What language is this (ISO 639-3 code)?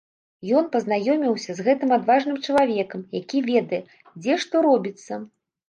bel